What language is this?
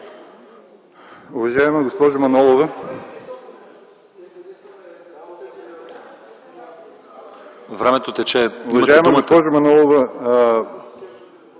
Bulgarian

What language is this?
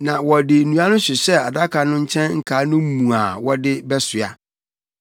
Akan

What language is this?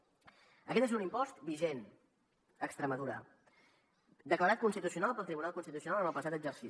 Catalan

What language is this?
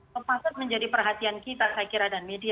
Indonesian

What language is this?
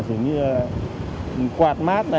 Vietnamese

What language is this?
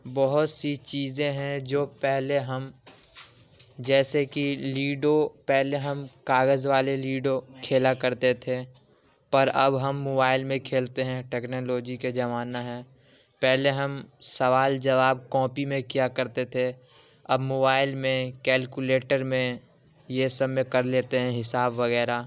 Urdu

